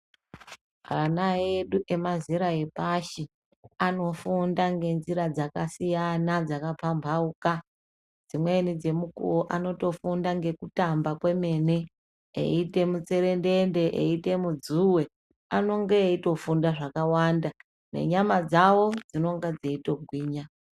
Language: Ndau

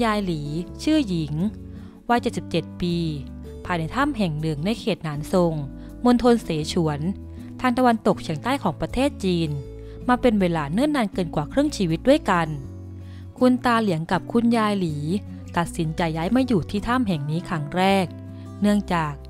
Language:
Thai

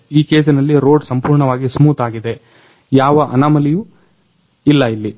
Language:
Kannada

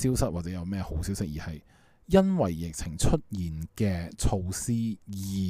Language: Chinese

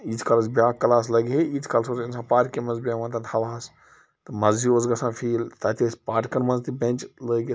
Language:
Kashmiri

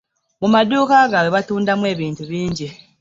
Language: Ganda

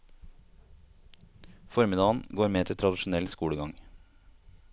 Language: Norwegian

